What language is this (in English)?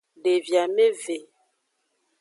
Aja (Benin)